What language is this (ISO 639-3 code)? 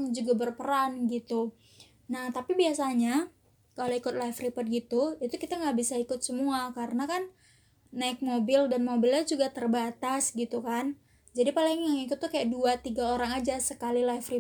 ind